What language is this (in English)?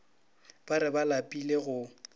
Northern Sotho